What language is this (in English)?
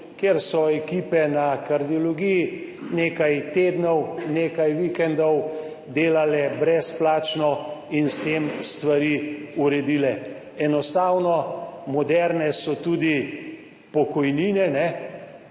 Slovenian